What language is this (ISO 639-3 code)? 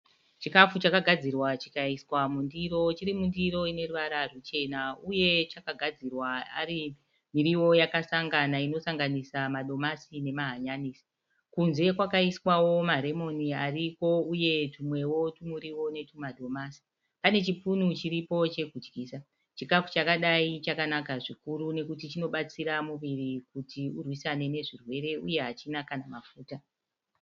sna